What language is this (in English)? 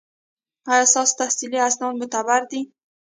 Pashto